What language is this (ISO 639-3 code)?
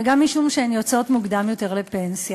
heb